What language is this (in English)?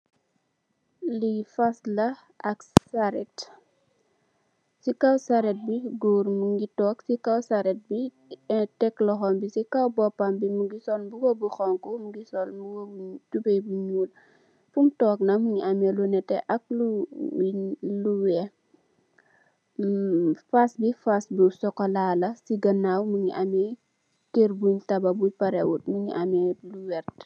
Wolof